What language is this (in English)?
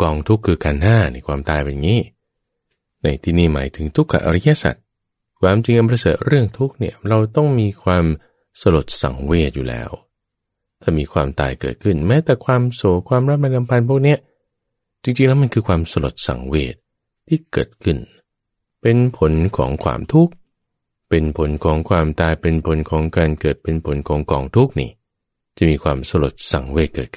Thai